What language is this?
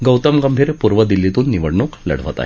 Marathi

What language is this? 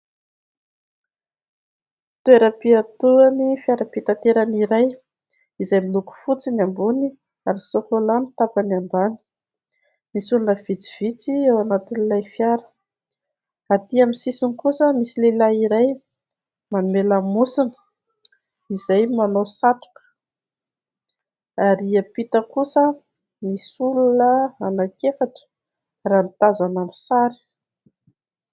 Malagasy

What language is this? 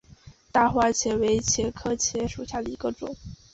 Chinese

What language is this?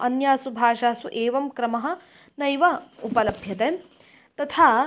Sanskrit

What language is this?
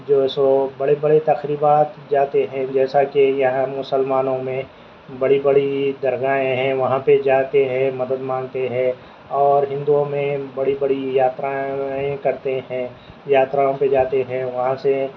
Urdu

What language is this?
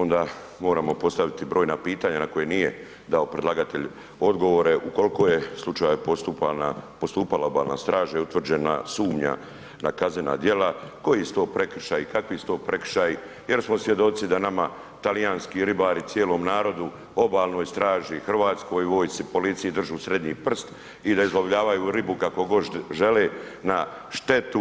Croatian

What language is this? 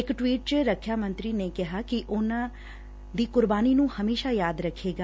Punjabi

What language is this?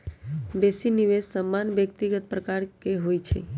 Magahi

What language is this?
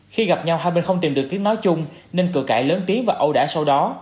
Vietnamese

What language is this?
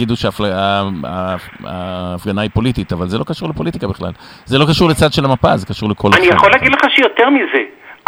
Hebrew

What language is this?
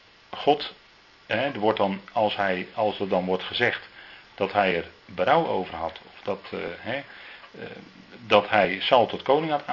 Dutch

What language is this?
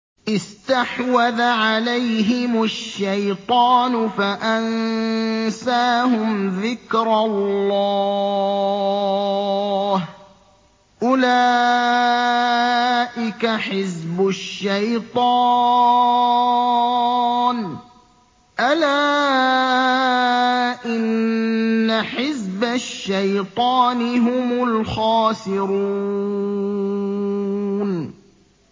Arabic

